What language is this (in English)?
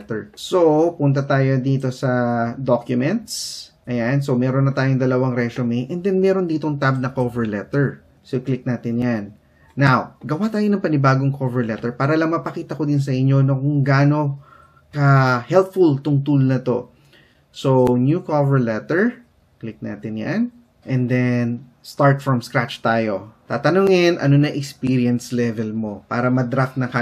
Filipino